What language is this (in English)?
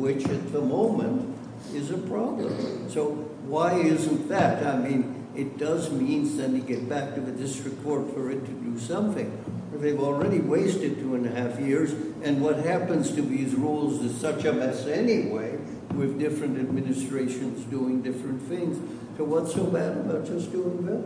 English